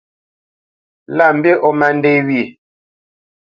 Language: Bamenyam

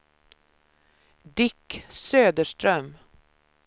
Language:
Swedish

